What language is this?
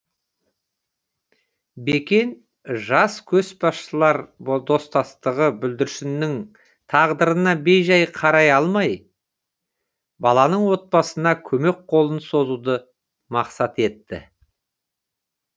Kazakh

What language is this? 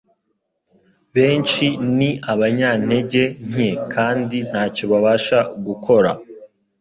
Kinyarwanda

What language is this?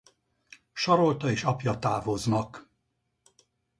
Hungarian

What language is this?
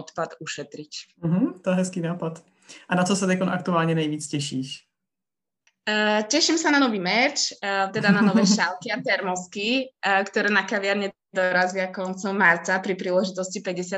Czech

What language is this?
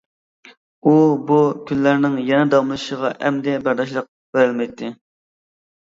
Uyghur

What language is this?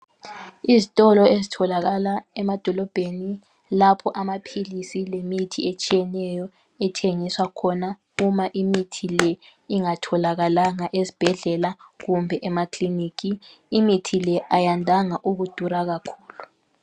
North Ndebele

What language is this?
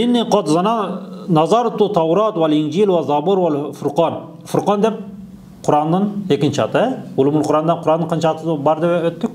Turkish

